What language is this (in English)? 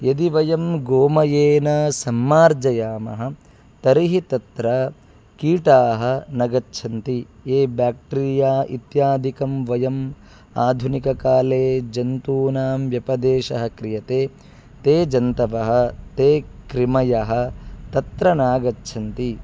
Sanskrit